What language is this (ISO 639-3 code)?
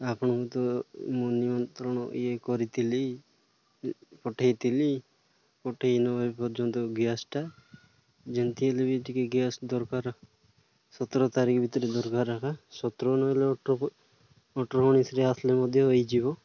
ori